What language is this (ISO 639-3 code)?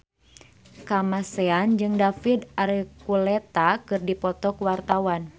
sun